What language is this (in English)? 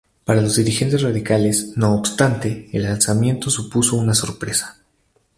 Spanish